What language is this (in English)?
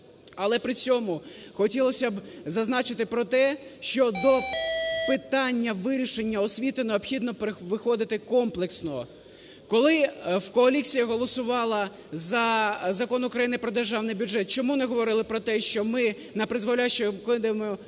Ukrainian